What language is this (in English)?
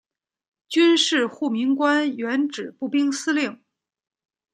Chinese